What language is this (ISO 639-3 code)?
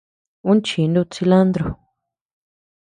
cux